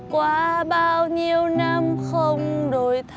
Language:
Vietnamese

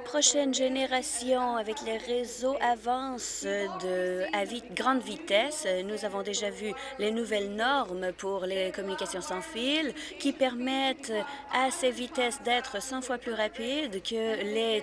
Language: French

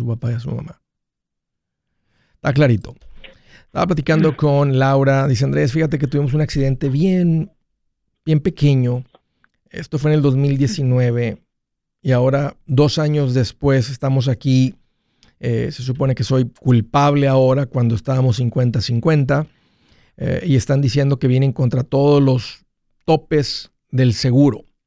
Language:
Spanish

